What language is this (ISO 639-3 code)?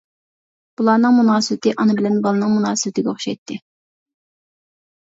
uig